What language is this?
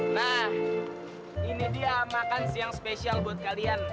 Indonesian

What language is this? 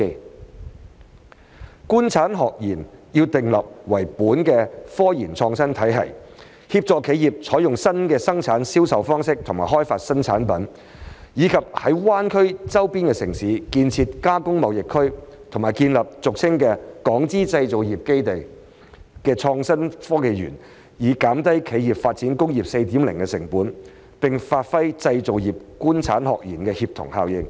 Cantonese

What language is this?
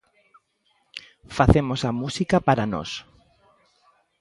Galician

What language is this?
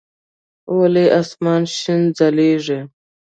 Pashto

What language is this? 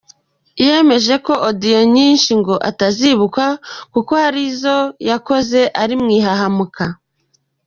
Kinyarwanda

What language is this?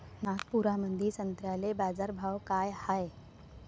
Marathi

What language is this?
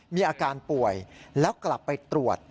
Thai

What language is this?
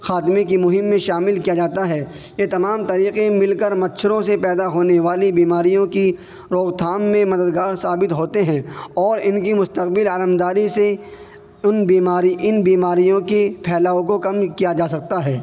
Urdu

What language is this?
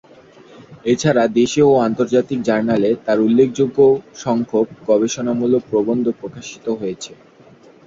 Bangla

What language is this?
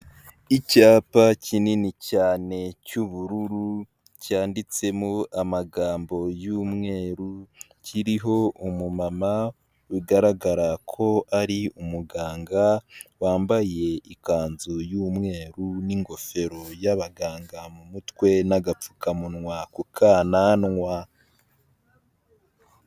Kinyarwanda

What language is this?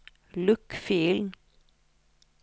Norwegian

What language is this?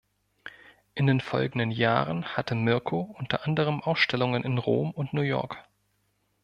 German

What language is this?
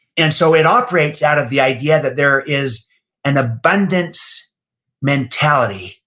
English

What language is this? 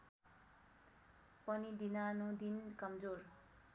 Nepali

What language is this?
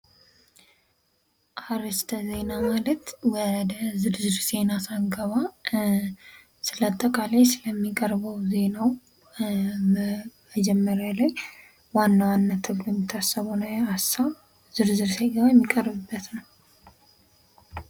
Amharic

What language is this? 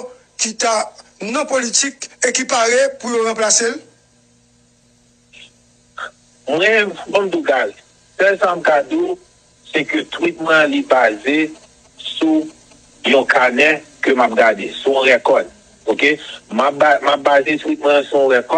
French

